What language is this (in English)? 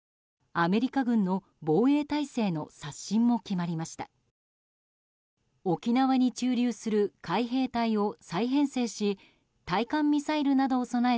Japanese